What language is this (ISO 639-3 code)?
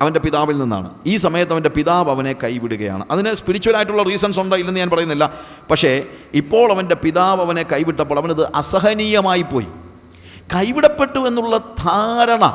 mal